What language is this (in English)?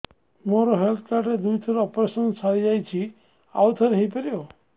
Odia